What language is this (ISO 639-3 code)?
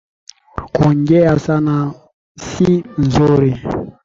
swa